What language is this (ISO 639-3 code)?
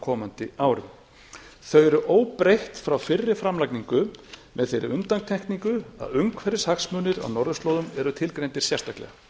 isl